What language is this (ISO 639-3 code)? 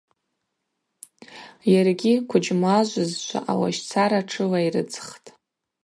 abq